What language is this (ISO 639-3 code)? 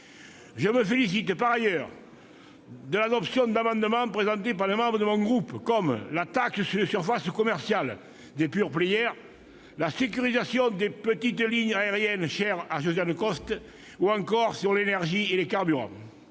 fra